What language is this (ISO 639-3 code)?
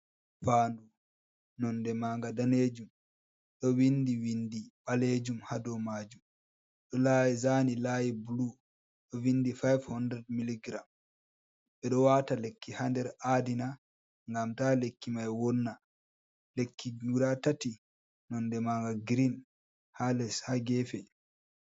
ful